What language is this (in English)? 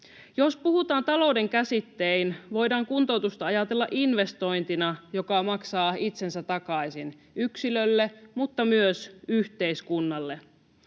Finnish